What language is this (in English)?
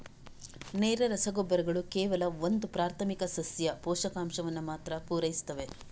Kannada